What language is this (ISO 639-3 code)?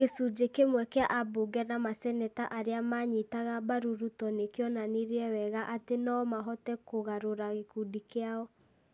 kik